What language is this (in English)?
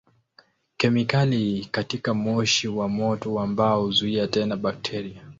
Swahili